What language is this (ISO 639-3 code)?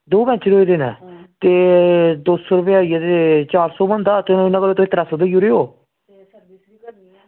doi